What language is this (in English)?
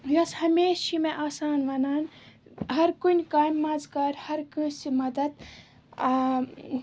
Kashmiri